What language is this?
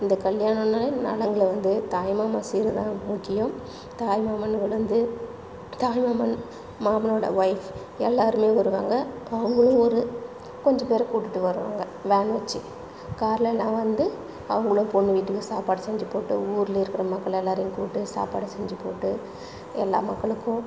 Tamil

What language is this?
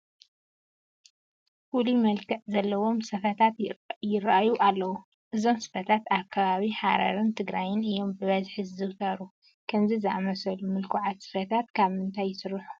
Tigrinya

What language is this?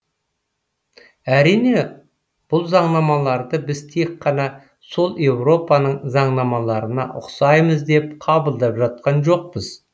Kazakh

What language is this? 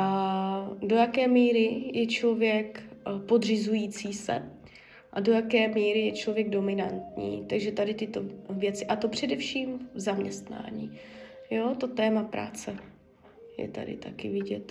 Czech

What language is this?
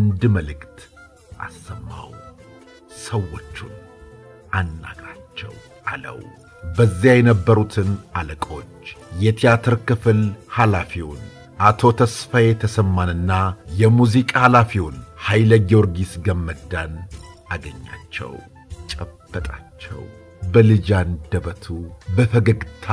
Arabic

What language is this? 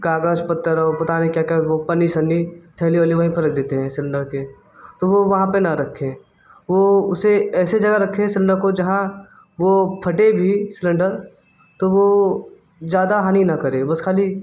Hindi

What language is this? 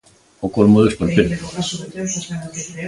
Galician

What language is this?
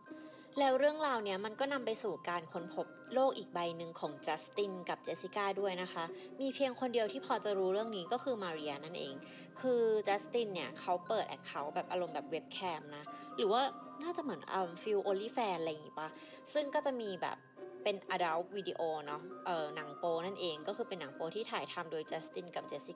Thai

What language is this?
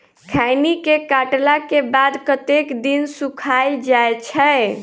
Maithili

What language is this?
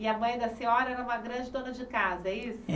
Portuguese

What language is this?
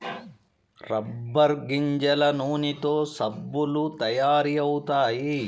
Telugu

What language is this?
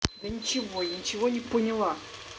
Russian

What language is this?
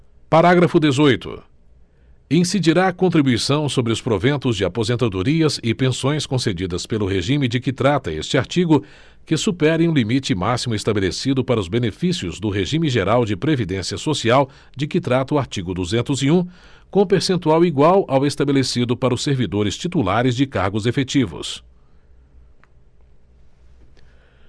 Portuguese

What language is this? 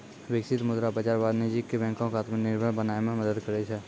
Maithili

